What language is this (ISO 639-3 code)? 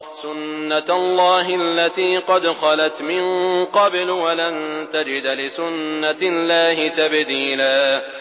ara